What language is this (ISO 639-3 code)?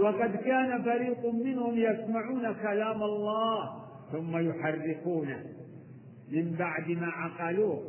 ara